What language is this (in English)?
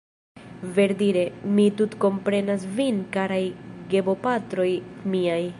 Esperanto